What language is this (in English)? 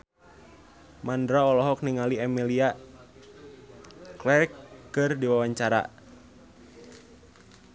Sundanese